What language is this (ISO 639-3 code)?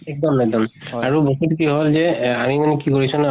asm